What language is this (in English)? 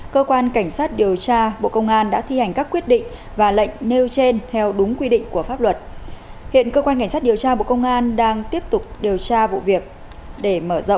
Vietnamese